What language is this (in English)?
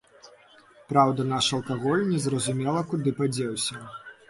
Belarusian